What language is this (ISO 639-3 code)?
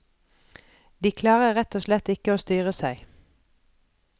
nor